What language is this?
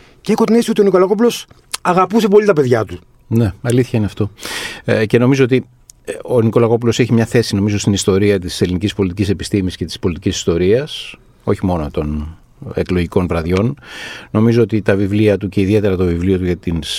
Greek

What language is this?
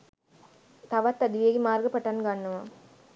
Sinhala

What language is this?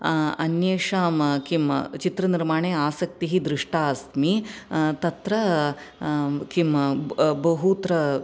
Sanskrit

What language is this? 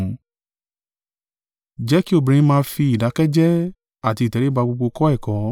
Yoruba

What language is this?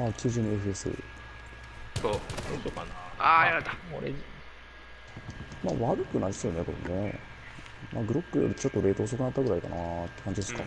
Japanese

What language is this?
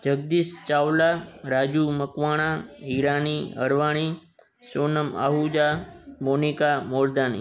Sindhi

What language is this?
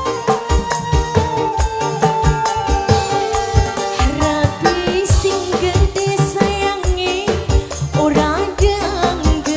Indonesian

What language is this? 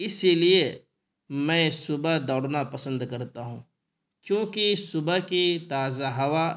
Urdu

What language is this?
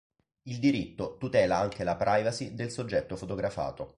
Italian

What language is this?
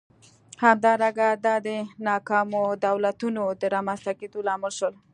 Pashto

